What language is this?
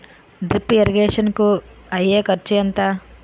Telugu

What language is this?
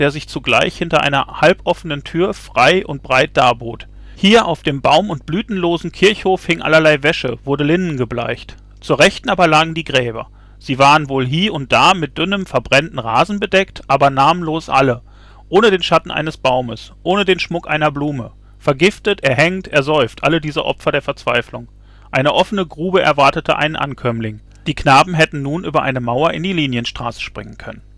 German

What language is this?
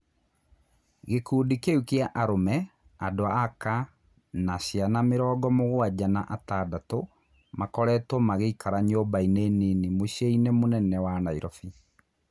Kikuyu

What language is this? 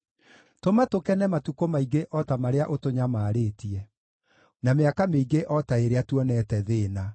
Kikuyu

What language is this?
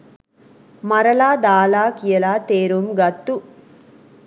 Sinhala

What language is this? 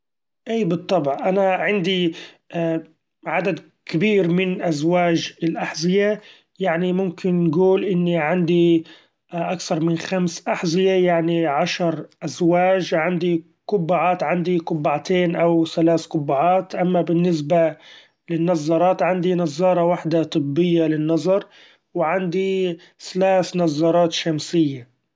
Gulf Arabic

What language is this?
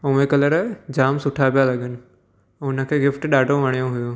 Sindhi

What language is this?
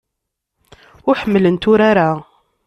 Kabyle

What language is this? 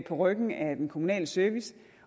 Danish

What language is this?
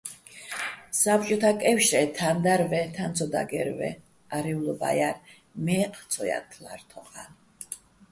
Bats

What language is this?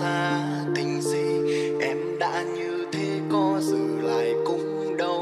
Vietnamese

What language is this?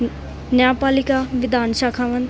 Punjabi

